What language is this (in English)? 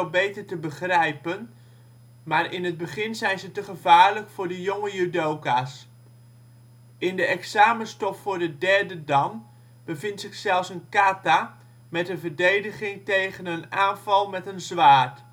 Dutch